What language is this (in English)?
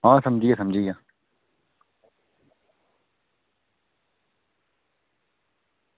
Dogri